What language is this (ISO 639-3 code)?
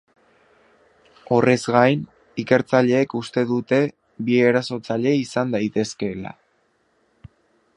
eus